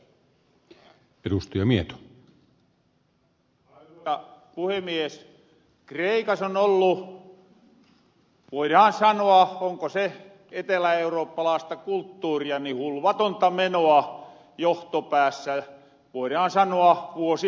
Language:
Finnish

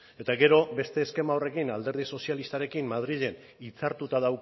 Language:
Basque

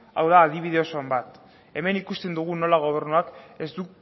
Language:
Basque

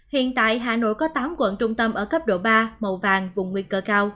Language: Vietnamese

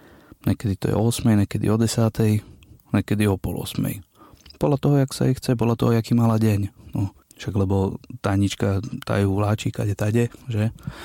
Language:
Slovak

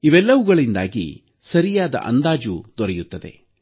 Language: Kannada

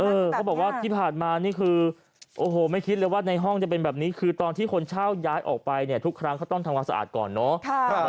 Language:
Thai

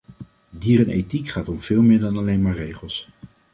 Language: Dutch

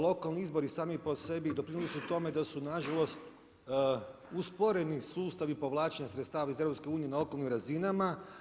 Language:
Croatian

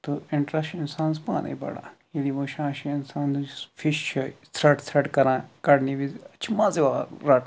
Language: Kashmiri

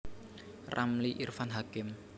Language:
Javanese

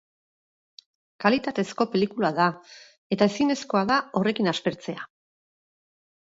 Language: Basque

